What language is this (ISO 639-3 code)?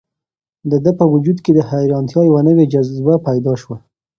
pus